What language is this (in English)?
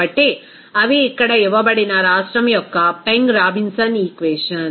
Telugu